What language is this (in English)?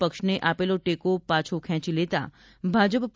Gujarati